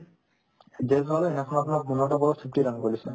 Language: Assamese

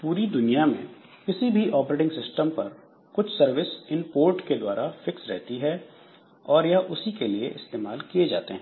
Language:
Hindi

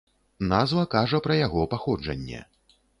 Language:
Belarusian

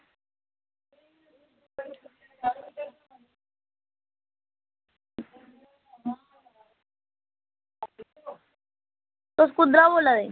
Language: Dogri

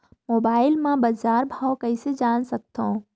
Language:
Chhattisgarhi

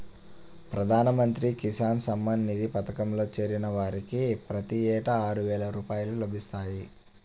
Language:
Telugu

